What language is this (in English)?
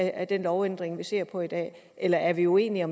Danish